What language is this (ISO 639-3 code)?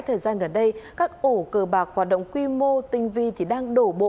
vie